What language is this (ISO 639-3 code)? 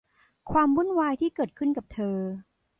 tha